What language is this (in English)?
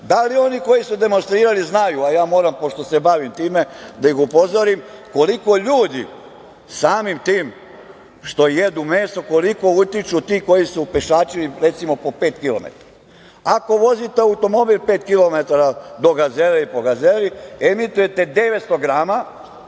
Serbian